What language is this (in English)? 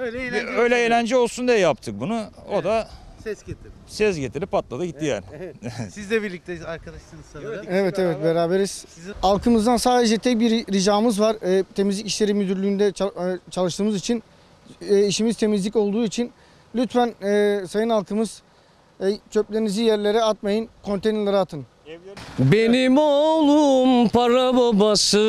Turkish